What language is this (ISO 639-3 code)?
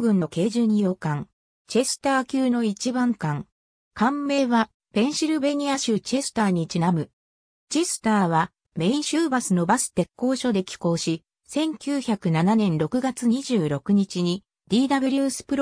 jpn